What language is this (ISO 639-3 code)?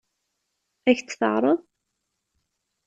kab